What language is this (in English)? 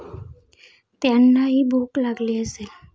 Marathi